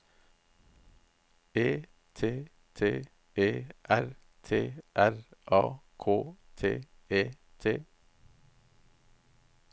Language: Norwegian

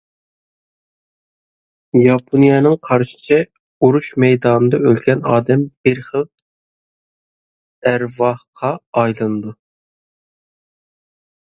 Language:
Uyghur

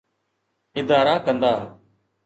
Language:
Sindhi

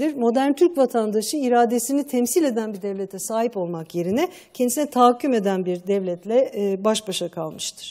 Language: Turkish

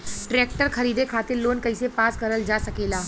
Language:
Bhojpuri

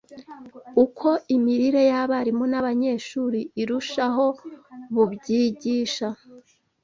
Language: Kinyarwanda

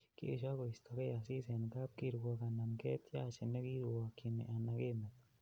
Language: Kalenjin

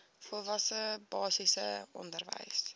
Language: Afrikaans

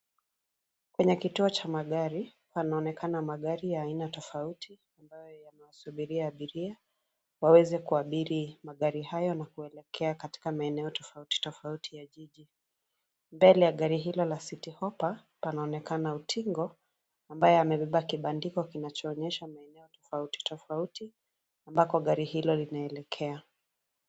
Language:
Swahili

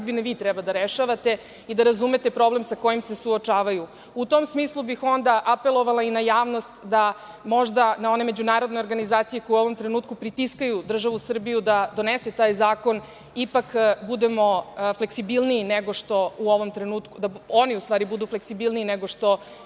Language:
Serbian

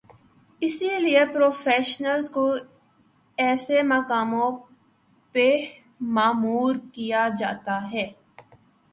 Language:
Urdu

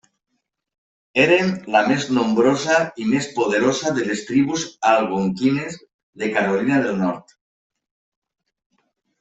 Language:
Catalan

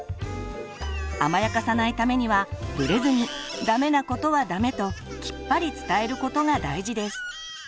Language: Japanese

